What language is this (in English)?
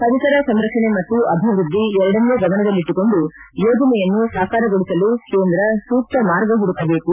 Kannada